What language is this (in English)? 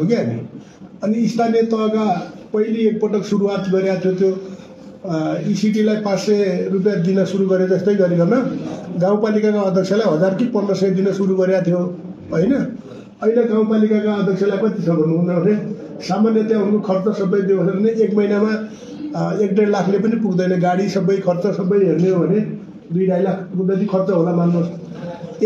Indonesian